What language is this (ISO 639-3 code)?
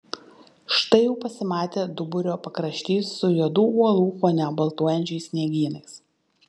lit